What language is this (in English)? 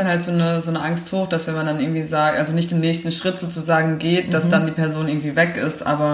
German